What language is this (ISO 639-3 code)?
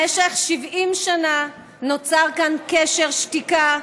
heb